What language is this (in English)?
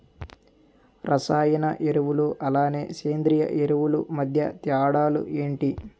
Telugu